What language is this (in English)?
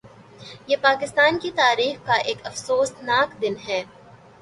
Urdu